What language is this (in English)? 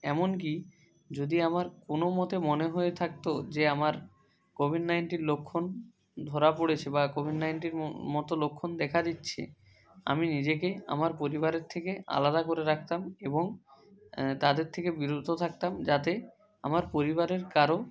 Bangla